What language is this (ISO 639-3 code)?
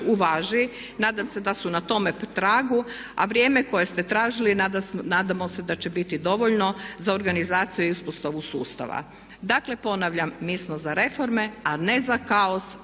hrv